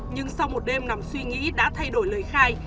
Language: Vietnamese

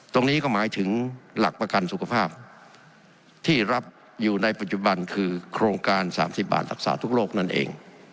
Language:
Thai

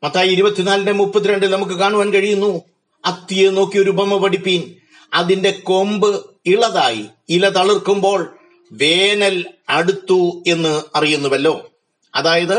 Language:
Malayalam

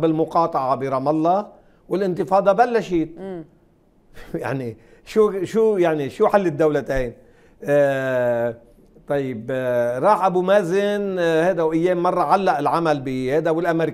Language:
Arabic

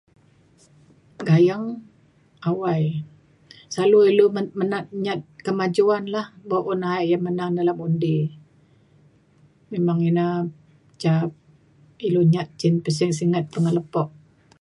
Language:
Mainstream Kenyah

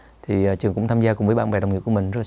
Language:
Vietnamese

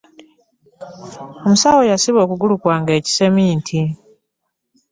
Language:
Ganda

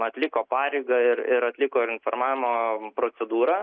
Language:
Lithuanian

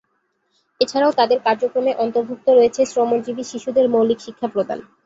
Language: Bangla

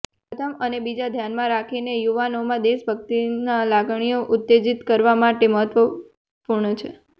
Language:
Gujarati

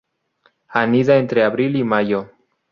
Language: Spanish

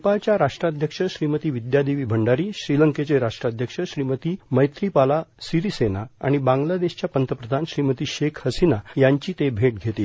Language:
Marathi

